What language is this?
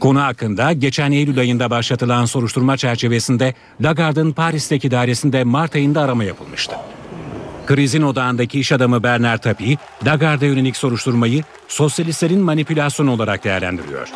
Turkish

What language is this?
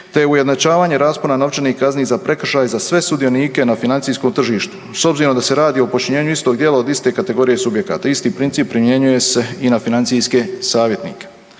Croatian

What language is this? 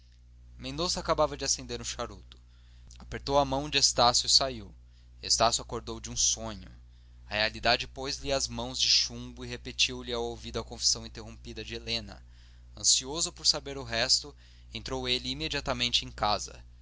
Portuguese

